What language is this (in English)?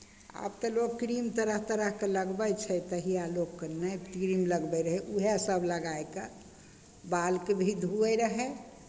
Maithili